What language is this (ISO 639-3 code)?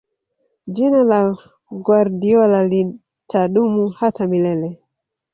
swa